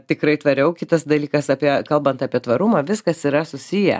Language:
Lithuanian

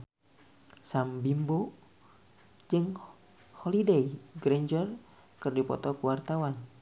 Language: Sundanese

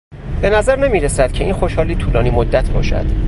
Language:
Persian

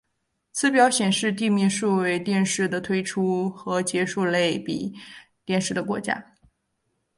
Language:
Chinese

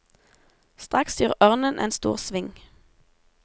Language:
Norwegian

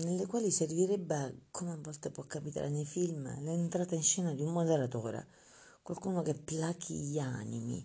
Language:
Italian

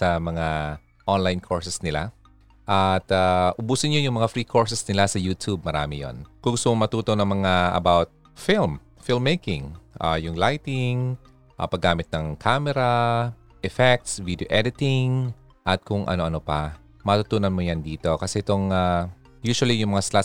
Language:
Filipino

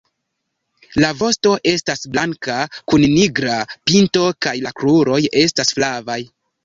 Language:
Esperanto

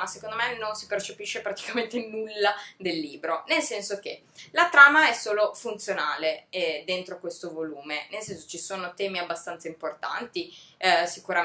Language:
Italian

